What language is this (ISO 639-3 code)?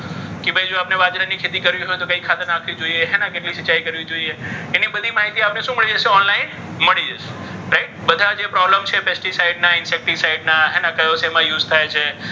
guj